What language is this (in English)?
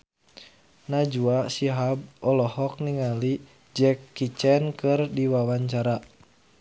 Sundanese